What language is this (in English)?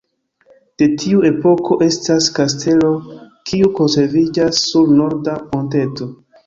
Esperanto